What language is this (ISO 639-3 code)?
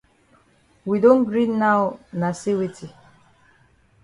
wes